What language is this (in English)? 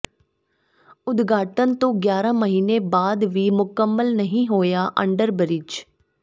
Punjabi